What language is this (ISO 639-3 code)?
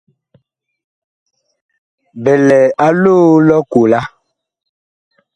bkh